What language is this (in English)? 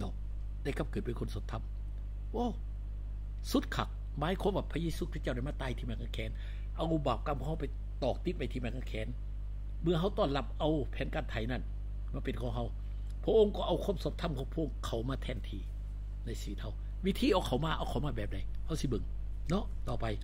Thai